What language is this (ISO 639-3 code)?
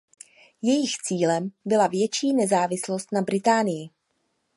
ces